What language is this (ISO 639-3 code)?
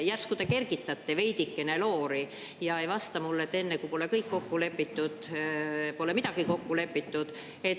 est